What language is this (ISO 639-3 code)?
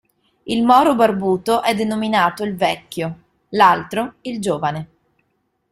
ita